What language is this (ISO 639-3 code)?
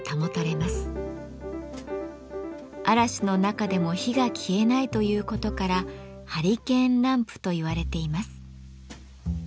jpn